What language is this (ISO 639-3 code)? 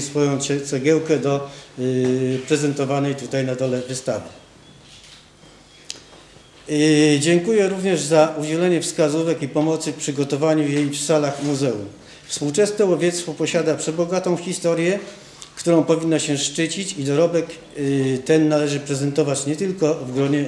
pol